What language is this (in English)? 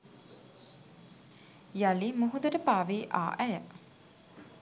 Sinhala